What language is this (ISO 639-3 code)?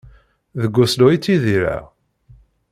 kab